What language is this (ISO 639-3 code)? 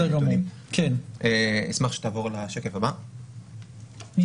heb